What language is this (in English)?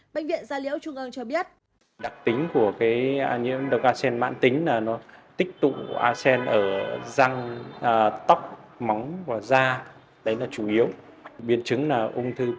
Vietnamese